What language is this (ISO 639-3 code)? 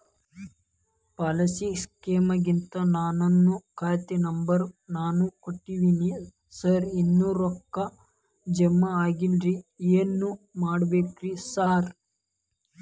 kan